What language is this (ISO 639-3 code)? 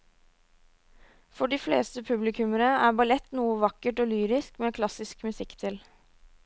nor